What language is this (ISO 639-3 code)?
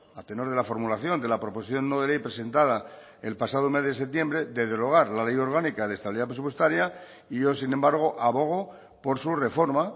spa